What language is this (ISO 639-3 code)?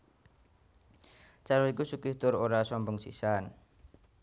jav